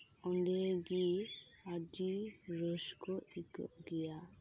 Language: Santali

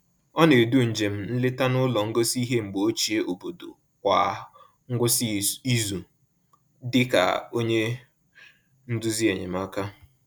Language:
Igbo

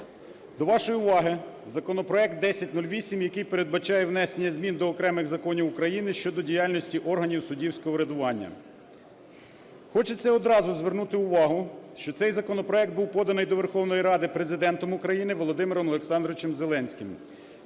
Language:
Ukrainian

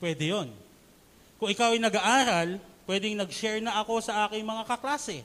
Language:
Filipino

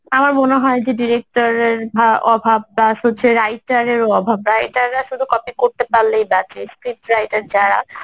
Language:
Bangla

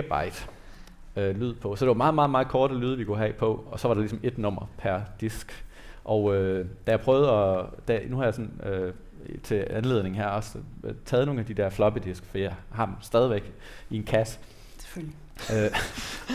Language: Danish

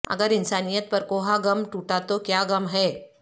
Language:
Urdu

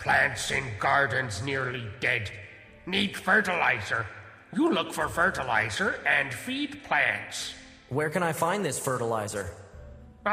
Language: Thai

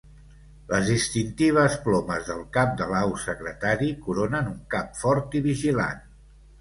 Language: Catalan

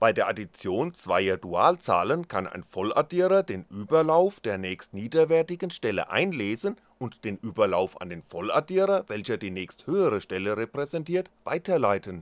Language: German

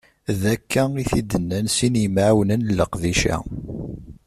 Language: Kabyle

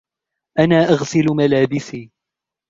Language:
Arabic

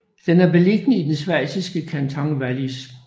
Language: Danish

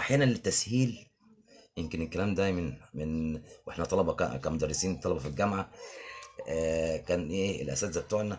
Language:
Arabic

